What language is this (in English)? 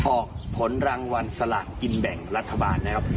Thai